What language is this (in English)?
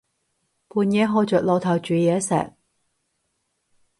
Cantonese